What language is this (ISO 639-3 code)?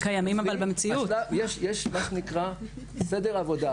heb